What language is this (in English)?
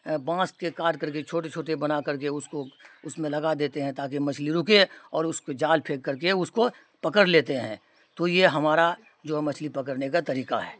Urdu